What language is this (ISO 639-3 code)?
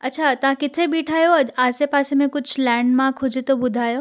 snd